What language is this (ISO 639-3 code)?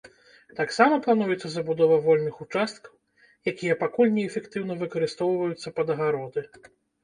bel